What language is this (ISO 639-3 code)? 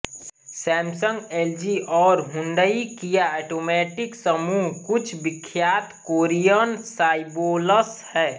hin